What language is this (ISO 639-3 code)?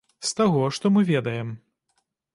bel